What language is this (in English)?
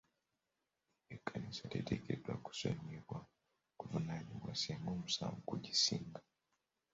Ganda